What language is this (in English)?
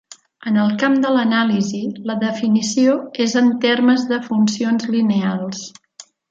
Catalan